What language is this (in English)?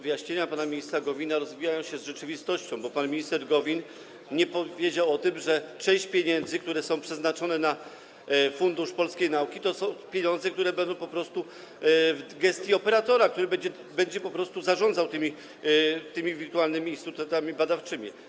Polish